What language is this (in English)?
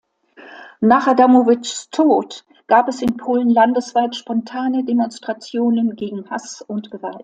German